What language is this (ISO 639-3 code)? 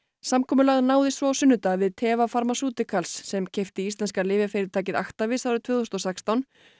isl